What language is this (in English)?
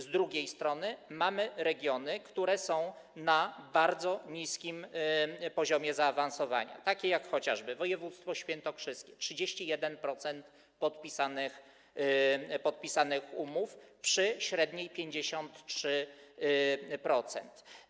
Polish